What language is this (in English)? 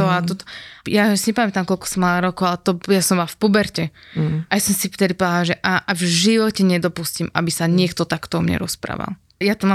Slovak